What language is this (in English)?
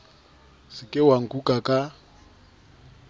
Southern Sotho